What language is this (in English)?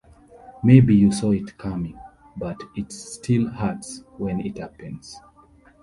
English